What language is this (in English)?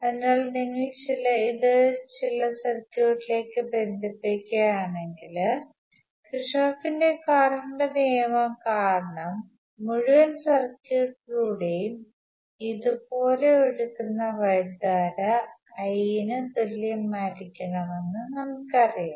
Malayalam